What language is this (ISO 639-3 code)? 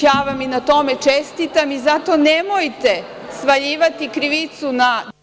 srp